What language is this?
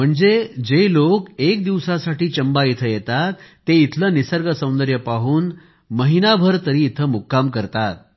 Marathi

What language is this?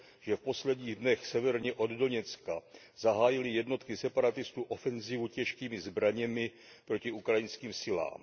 Czech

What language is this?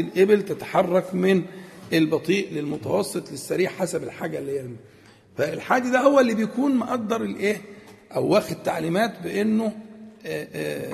Arabic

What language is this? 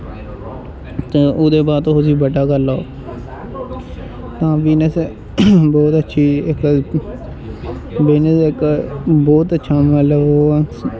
Dogri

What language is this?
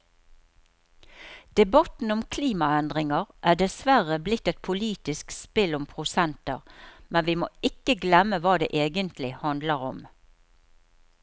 Norwegian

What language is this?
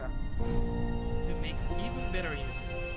Indonesian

